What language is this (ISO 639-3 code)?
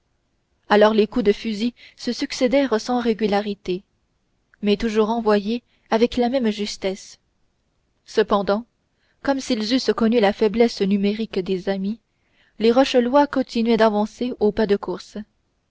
fra